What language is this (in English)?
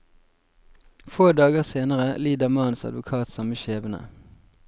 Norwegian